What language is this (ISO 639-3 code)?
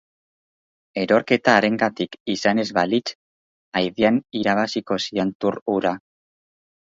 eus